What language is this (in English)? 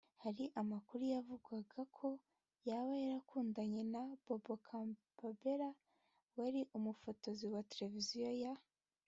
Kinyarwanda